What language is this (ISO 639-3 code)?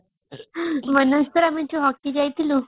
ori